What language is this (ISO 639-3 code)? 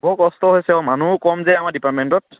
asm